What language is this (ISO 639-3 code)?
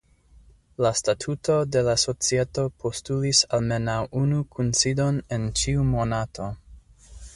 epo